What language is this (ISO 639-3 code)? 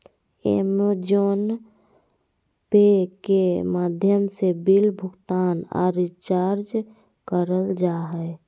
mag